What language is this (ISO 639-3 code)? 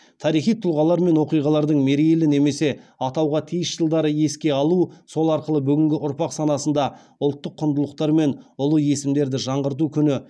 kaz